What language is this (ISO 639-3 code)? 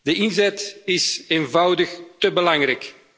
nld